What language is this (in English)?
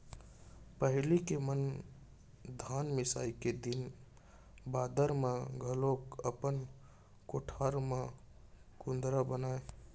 Chhattisgarhi